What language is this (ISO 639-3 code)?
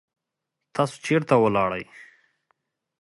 pus